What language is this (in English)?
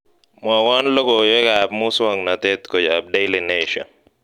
Kalenjin